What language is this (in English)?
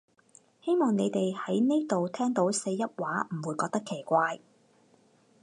Cantonese